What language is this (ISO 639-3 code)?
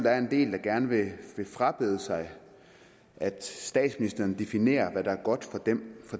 dan